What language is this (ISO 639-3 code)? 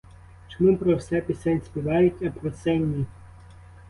ukr